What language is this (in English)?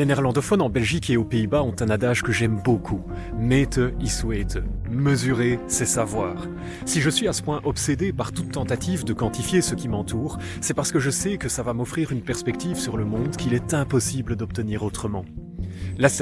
French